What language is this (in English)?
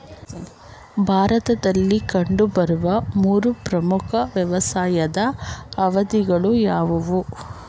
Kannada